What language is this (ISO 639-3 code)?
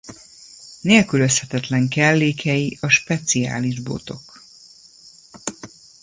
hun